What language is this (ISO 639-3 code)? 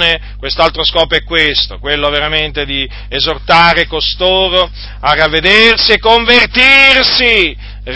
ita